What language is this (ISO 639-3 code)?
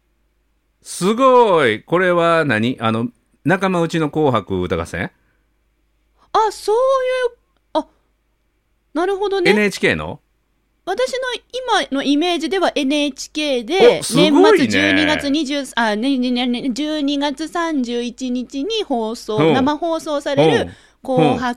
jpn